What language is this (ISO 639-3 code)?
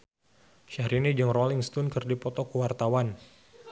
sun